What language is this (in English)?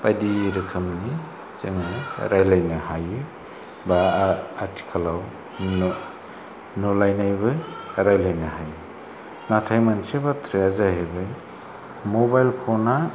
Bodo